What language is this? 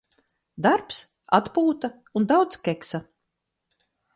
Latvian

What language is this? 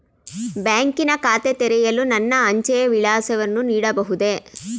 Kannada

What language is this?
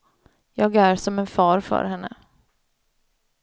Swedish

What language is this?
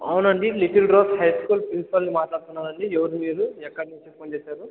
Telugu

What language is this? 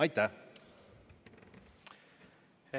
Estonian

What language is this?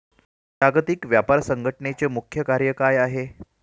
Marathi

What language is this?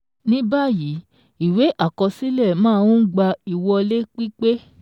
Yoruba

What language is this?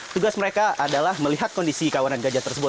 Indonesian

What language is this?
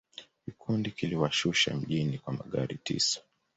Swahili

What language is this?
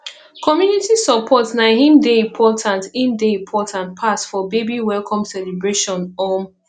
Nigerian Pidgin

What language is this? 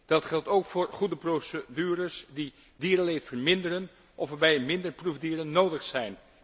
Dutch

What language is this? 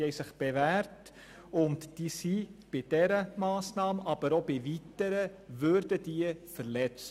Swiss German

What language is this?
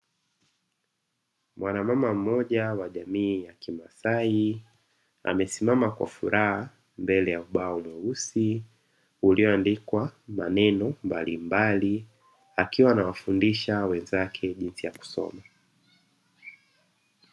Swahili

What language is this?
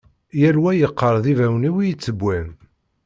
Kabyle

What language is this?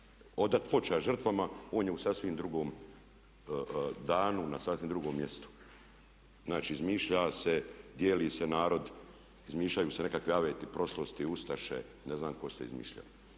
Croatian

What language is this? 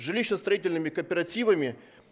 Russian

